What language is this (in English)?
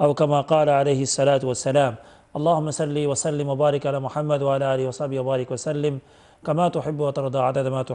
Arabic